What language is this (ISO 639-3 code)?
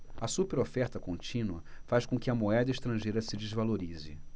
por